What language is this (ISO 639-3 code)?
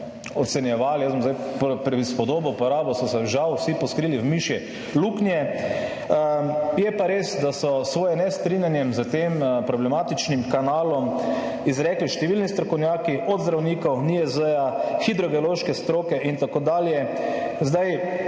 slv